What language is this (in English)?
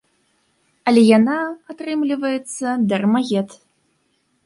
Belarusian